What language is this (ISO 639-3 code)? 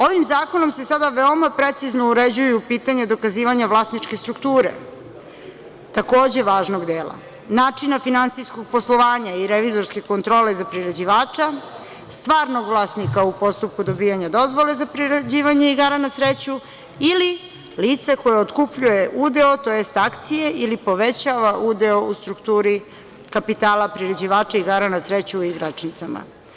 srp